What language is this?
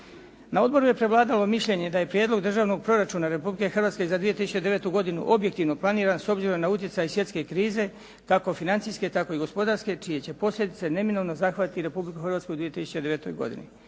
Croatian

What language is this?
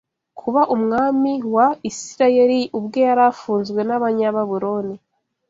Kinyarwanda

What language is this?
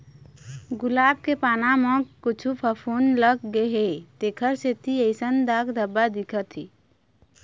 Chhattisgarhi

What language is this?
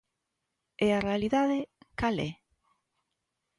Galician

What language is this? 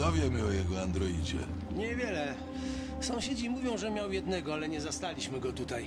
Polish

